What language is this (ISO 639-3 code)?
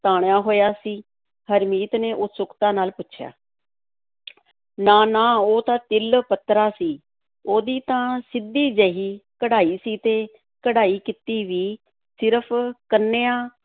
pan